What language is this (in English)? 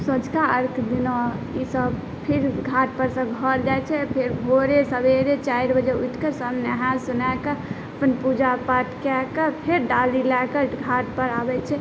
Maithili